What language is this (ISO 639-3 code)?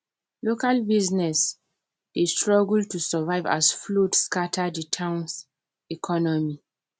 pcm